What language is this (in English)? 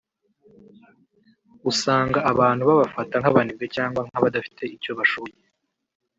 Kinyarwanda